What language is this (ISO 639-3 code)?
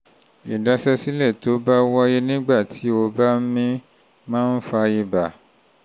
yor